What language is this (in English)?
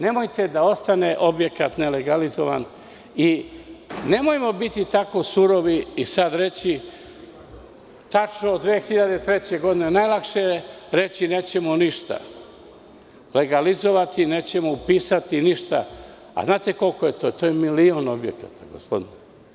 Serbian